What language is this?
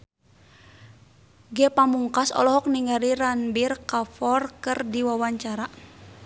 Sundanese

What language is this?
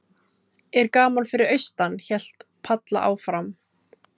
Icelandic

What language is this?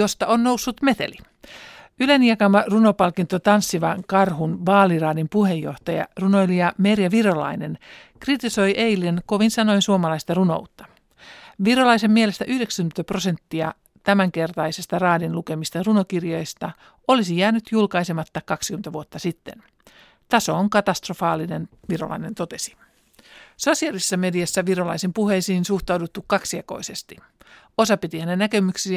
Finnish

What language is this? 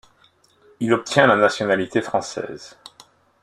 French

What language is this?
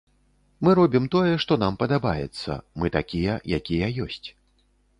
Belarusian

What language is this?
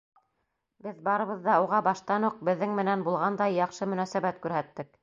Bashkir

